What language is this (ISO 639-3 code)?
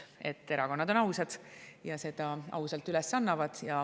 est